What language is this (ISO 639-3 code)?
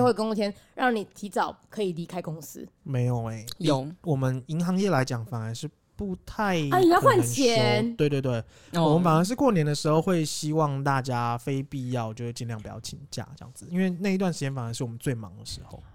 zho